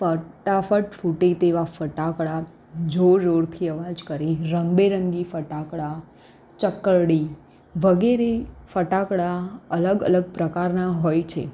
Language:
Gujarati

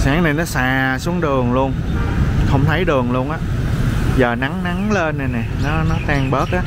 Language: Vietnamese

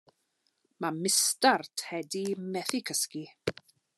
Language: Welsh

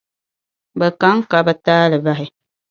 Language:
Dagbani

